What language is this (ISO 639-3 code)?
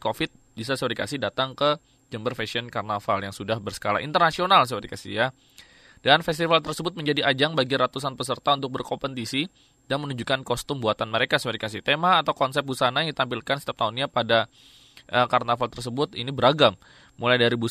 ind